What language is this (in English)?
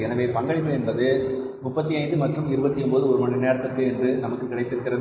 Tamil